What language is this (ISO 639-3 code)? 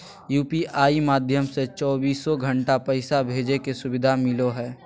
mag